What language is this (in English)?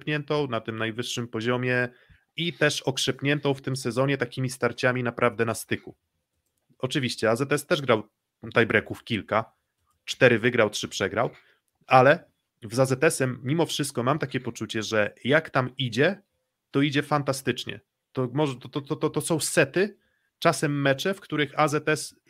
Polish